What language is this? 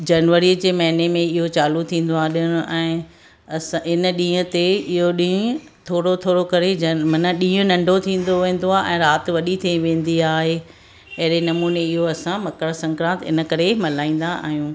Sindhi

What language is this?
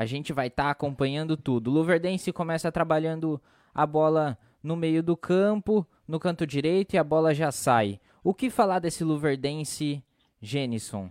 Portuguese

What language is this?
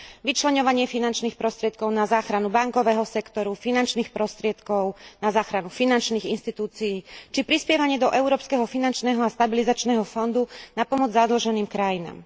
Slovak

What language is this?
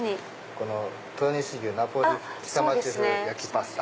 Japanese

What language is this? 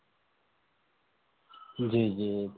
Urdu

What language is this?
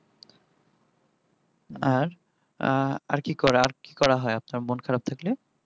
Bangla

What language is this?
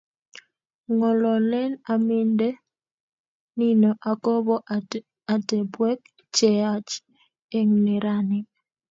Kalenjin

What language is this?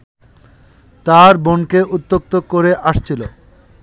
Bangla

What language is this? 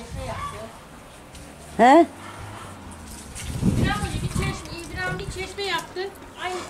Turkish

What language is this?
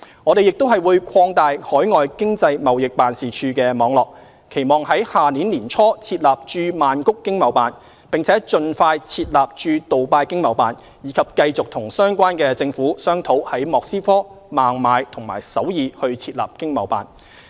Cantonese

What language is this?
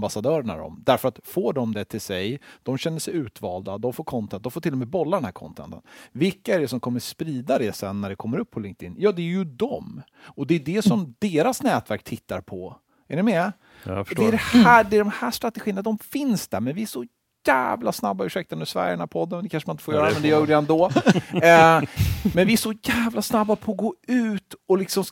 Swedish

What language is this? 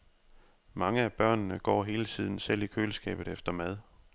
Danish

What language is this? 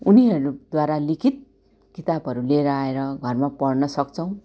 Nepali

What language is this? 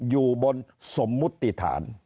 Thai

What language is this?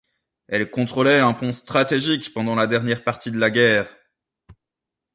French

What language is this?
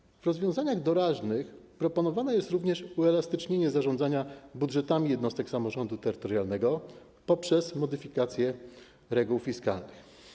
Polish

